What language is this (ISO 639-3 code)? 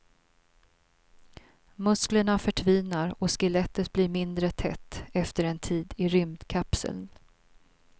swe